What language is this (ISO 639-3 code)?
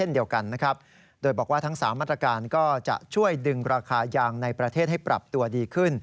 tha